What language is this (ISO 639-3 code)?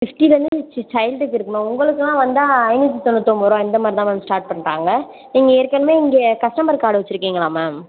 tam